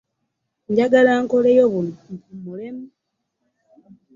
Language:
Ganda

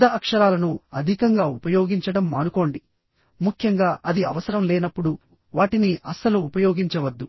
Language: Telugu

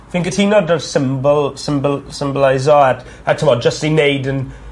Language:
Welsh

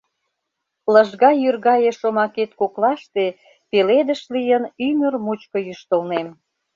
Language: Mari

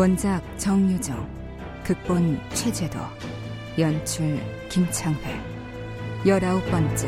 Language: Korean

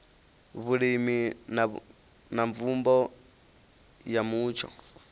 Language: Venda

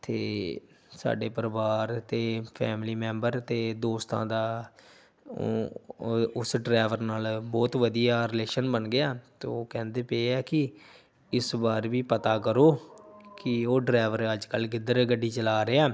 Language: Punjabi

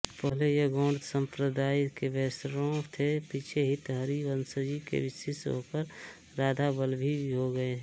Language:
Hindi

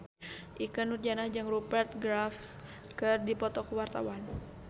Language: Sundanese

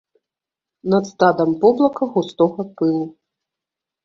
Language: Belarusian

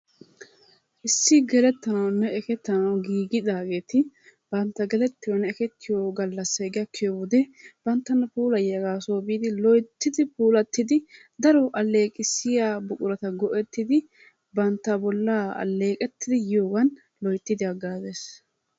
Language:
Wolaytta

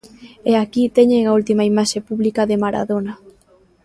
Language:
Galician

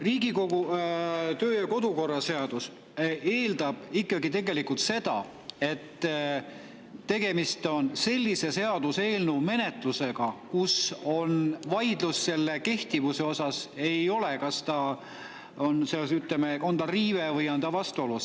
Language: Estonian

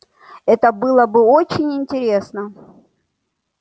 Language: Russian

